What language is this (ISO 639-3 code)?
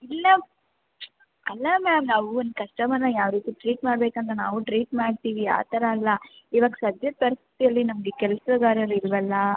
kan